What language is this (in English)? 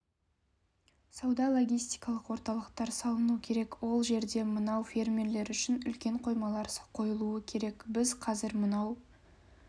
Kazakh